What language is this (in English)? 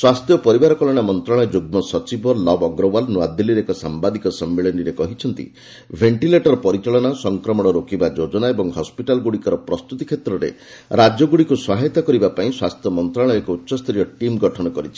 Odia